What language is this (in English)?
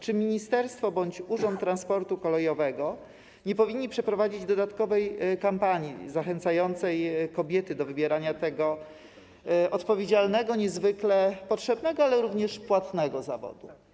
Polish